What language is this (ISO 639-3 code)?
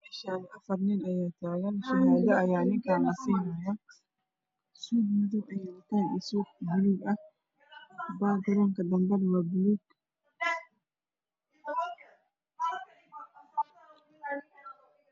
som